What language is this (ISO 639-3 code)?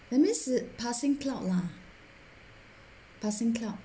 eng